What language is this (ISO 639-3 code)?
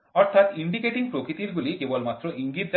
ben